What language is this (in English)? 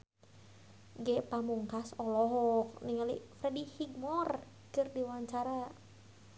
Sundanese